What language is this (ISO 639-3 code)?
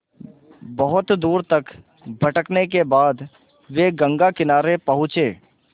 hin